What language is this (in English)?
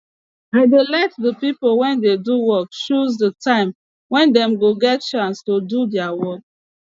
Nigerian Pidgin